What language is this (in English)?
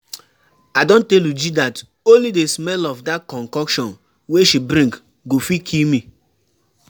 Nigerian Pidgin